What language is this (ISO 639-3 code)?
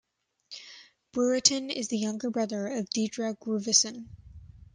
eng